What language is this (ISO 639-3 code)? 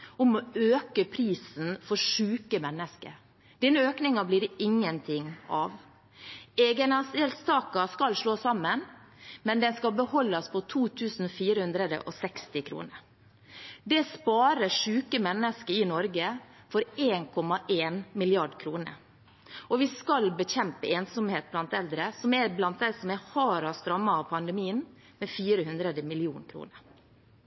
nob